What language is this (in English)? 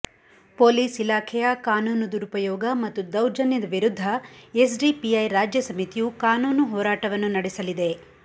Kannada